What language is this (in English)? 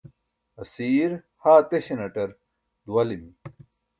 Burushaski